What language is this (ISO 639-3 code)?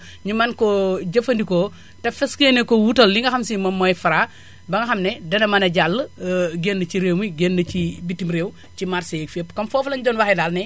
wol